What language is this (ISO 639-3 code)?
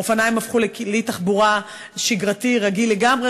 heb